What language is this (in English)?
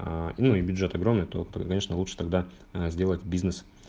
Russian